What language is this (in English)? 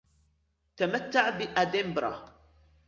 Arabic